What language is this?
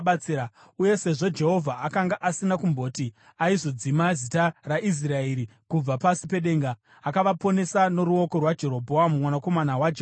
Shona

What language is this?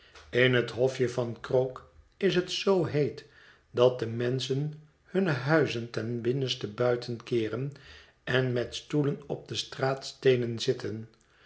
Dutch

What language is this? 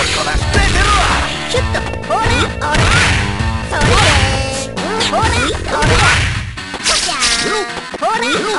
Korean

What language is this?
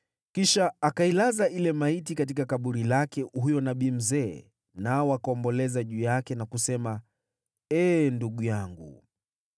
Swahili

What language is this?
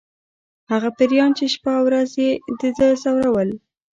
Pashto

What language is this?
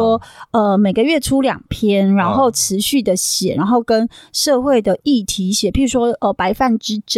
Chinese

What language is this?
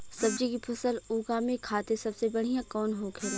Bhojpuri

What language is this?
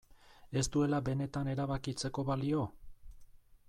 Basque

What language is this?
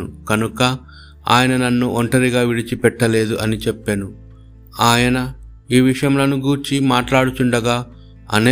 Telugu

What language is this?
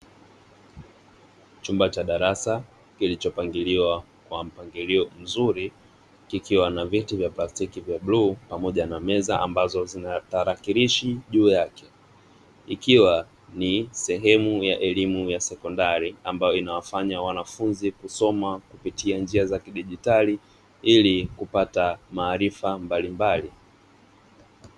Swahili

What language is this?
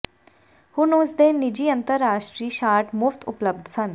Punjabi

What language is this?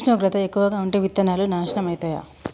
Telugu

